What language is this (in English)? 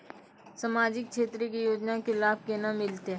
Maithili